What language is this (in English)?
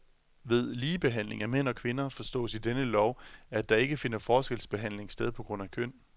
Danish